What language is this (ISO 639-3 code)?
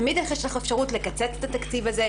heb